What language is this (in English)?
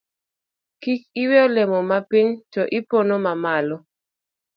Luo (Kenya and Tanzania)